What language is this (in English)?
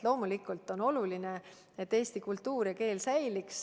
Estonian